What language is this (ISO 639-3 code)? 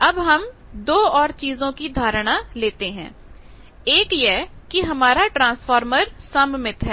hin